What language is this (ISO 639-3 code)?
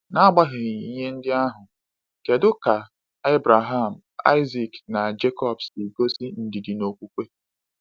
ibo